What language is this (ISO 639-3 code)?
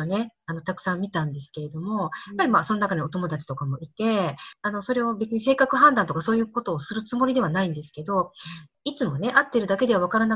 jpn